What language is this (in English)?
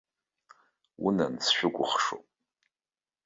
Abkhazian